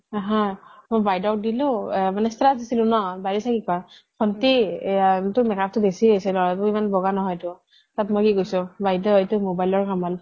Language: Assamese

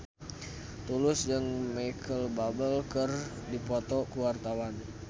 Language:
Sundanese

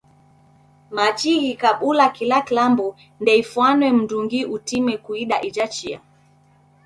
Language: Taita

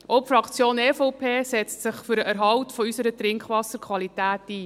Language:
Swiss German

